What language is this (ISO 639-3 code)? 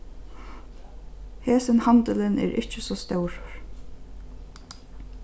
fao